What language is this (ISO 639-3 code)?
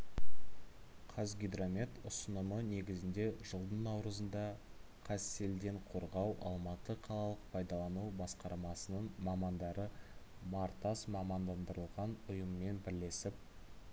kaz